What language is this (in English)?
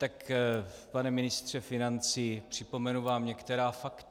Czech